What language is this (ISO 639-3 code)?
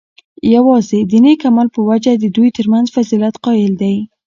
pus